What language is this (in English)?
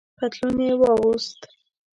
Pashto